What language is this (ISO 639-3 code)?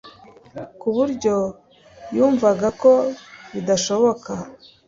kin